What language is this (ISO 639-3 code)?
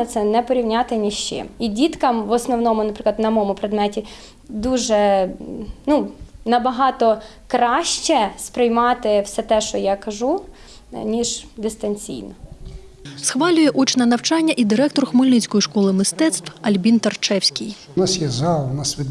ukr